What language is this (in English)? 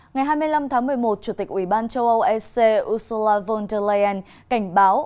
Vietnamese